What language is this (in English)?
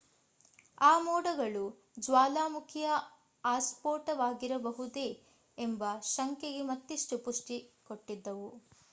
Kannada